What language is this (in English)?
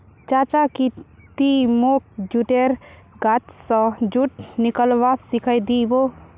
Magahi